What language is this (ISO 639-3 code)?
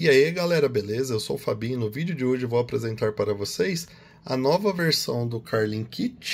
por